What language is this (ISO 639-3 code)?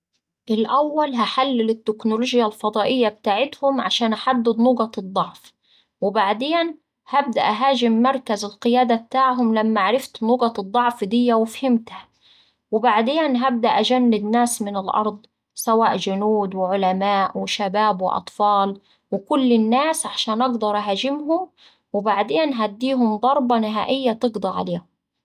aec